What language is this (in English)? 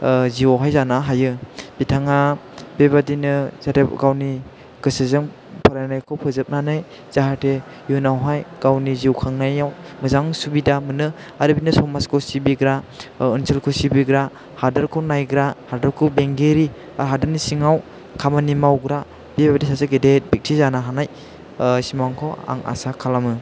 Bodo